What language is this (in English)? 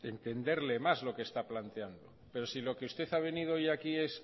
Spanish